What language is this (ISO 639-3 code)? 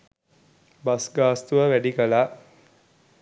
sin